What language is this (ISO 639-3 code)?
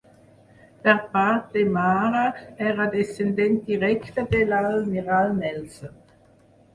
cat